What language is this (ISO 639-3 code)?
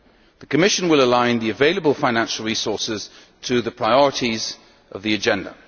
eng